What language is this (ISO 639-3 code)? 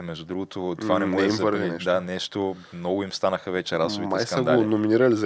bul